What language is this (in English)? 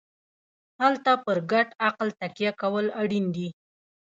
Pashto